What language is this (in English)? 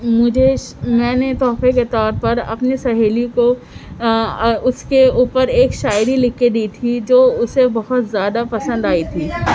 Urdu